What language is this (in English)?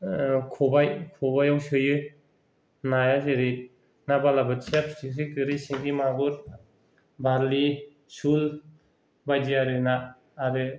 Bodo